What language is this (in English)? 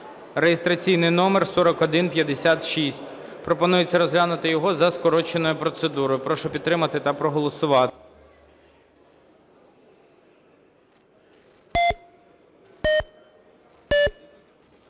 Ukrainian